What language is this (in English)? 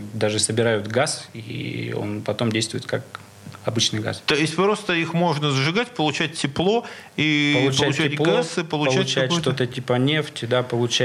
Russian